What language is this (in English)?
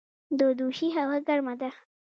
Pashto